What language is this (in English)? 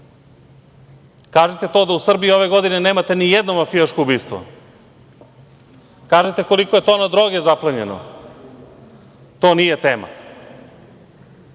Serbian